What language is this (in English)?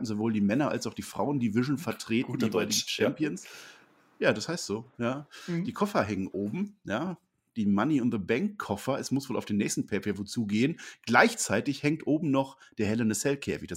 German